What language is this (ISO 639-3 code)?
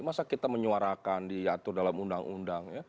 ind